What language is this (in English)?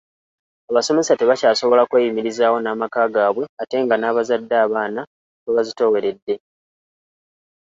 Ganda